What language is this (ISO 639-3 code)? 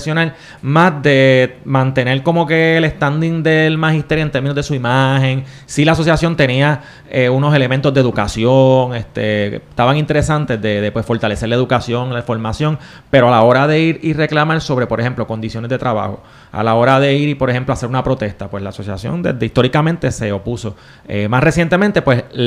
spa